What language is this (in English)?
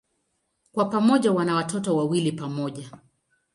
Swahili